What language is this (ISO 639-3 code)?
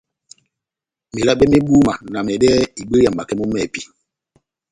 bnm